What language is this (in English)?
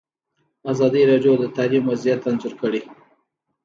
Pashto